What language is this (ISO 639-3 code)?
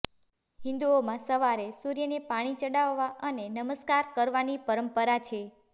guj